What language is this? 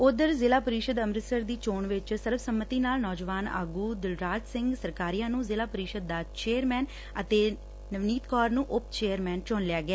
Punjabi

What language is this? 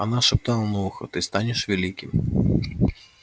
Russian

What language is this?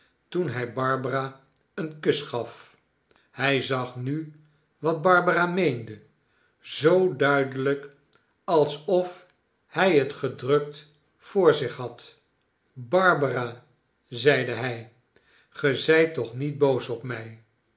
Dutch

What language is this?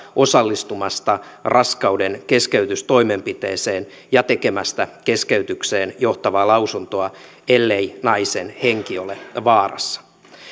Finnish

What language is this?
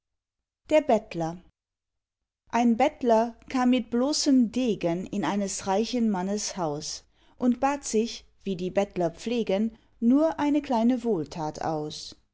German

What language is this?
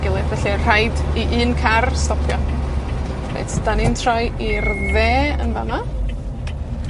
Welsh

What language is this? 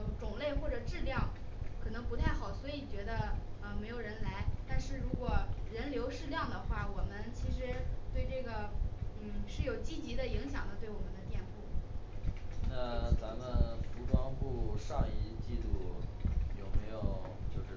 Chinese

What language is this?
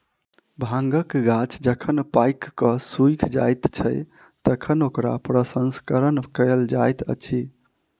Maithili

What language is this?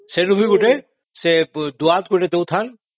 Odia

